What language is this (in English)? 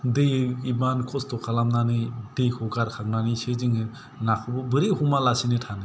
Bodo